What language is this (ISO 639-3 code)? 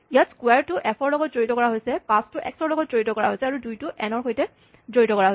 asm